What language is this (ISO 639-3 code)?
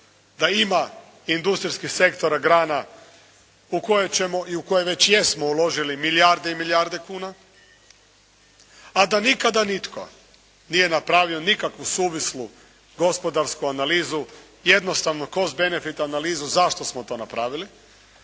hrv